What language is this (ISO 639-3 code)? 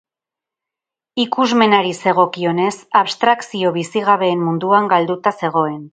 eus